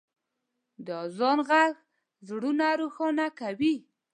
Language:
Pashto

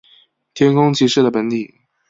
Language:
Chinese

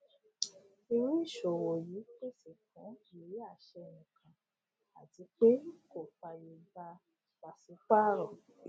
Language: Yoruba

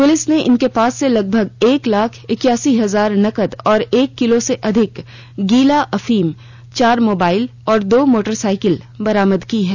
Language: Hindi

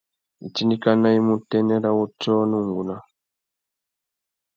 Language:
Tuki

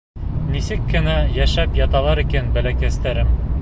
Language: Bashkir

